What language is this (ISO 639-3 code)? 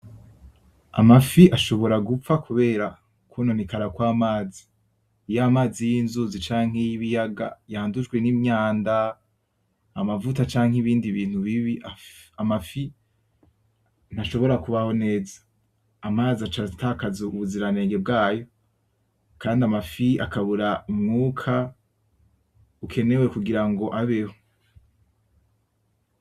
run